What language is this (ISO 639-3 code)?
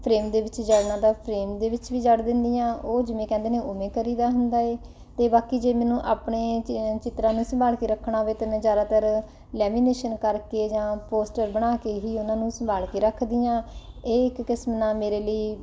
pan